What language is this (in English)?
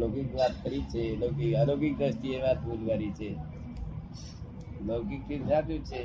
Gujarati